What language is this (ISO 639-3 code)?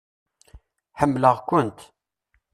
kab